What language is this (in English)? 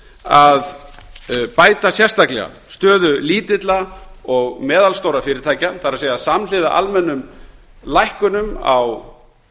Icelandic